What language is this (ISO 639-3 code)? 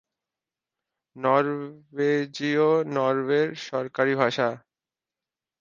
ben